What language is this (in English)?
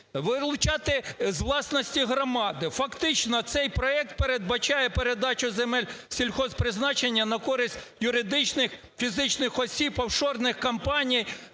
Ukrainian